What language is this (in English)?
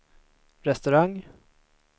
Swedish